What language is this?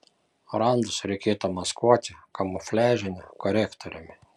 Lithuanian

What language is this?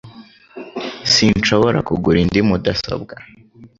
Kinyarwanda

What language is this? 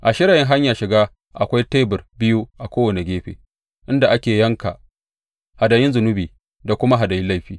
Hausa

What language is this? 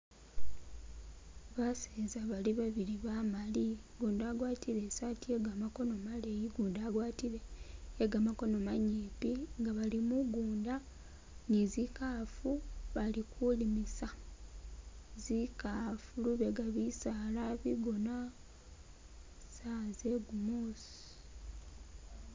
Masaaba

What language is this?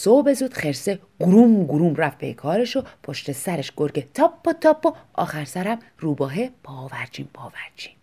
Persian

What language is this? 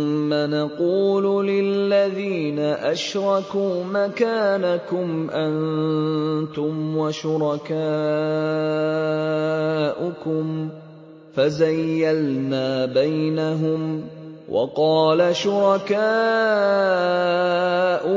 Arabic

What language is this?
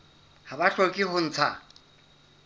Southern Sotho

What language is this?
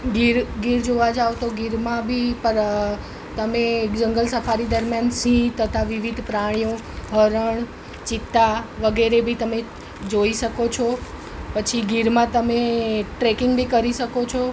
Gujarati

